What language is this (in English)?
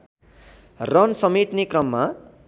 Nepali